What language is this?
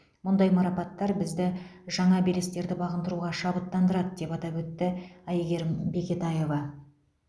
Kazakh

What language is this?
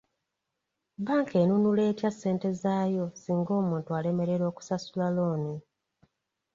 Ganda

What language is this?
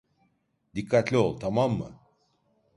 Turkish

